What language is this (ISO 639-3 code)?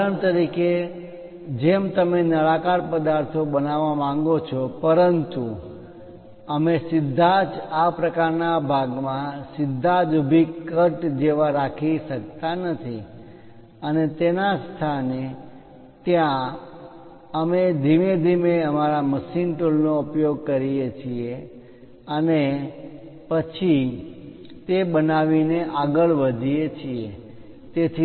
guj